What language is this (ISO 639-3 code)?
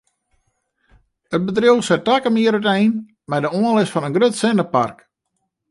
fry